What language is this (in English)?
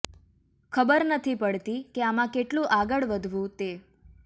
Gujarati